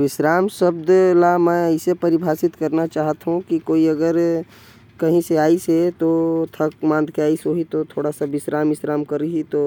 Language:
Korwa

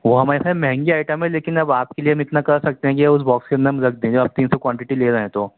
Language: Urdu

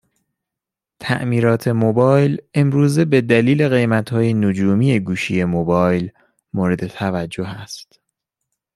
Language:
Persian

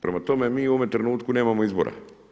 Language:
Croatian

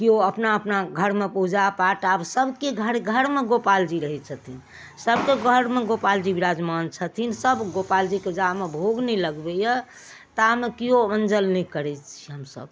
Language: Maithili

